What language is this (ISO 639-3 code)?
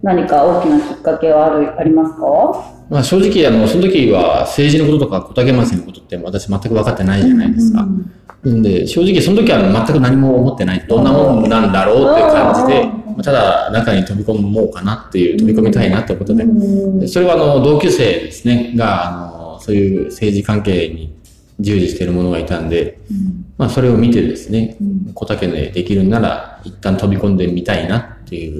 jpn